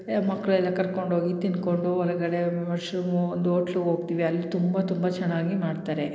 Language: Kannada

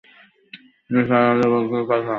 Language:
Bangla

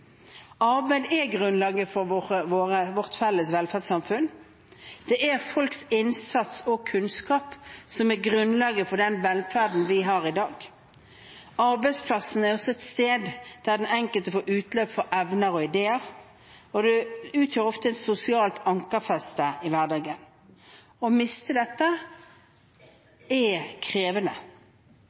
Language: Norwegian Bokmål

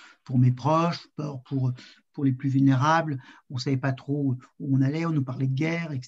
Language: French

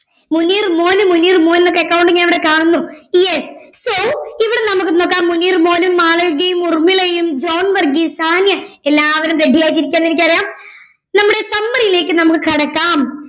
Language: Malayalam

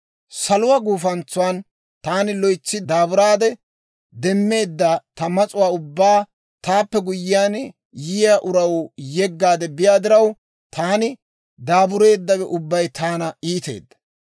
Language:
Dawro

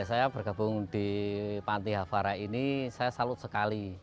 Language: Indonesian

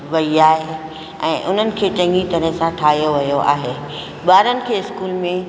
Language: Sindhi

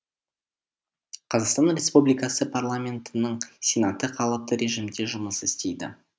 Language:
Kazakh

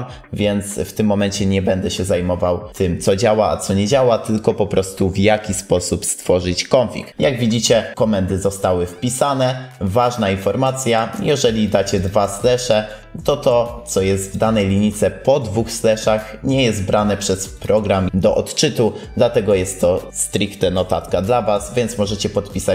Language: Polish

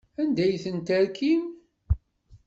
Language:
Kabyle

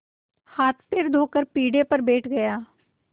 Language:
Hindi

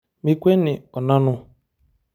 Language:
Masai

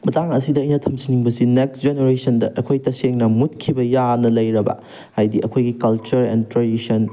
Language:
Manipuri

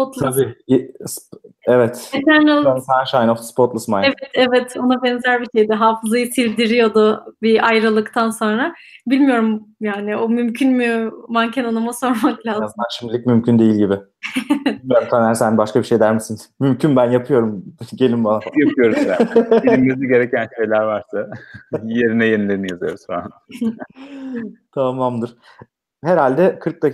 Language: Turkish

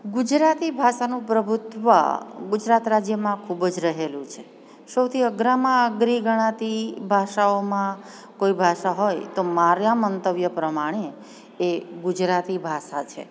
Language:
Gujarati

